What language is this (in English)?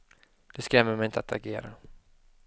Swedish